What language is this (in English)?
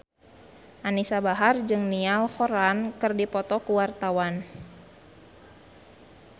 Sundanese